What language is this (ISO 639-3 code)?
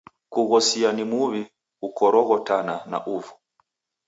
dav